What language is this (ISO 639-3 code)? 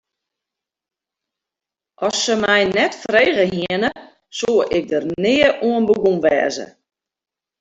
fry